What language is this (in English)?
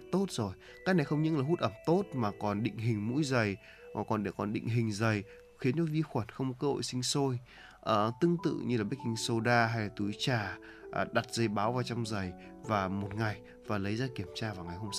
Vietnamese